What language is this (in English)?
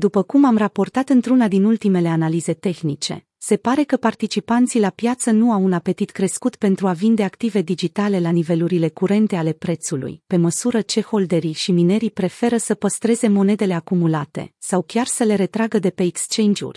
Romanian